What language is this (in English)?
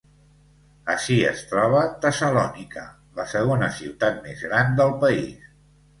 Catalan